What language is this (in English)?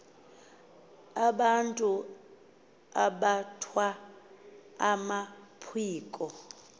Xhosa